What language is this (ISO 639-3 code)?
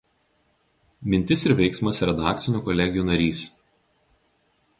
lit